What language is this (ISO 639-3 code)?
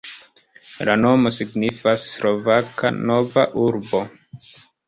epo